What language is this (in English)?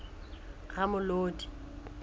Southern Sotho